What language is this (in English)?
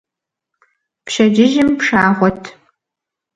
Kabardian